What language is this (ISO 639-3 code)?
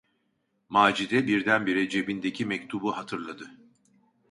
tur